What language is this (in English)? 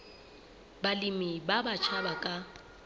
Southern Sotho